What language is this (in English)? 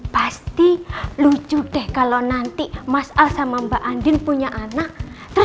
Indonesian